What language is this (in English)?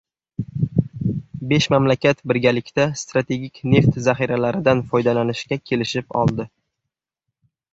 Uzbek